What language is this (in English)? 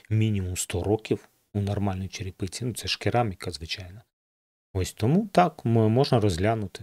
Ukrainian